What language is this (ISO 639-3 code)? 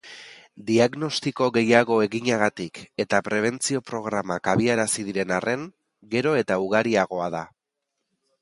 eus